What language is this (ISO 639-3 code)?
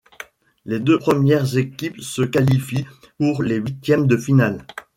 fra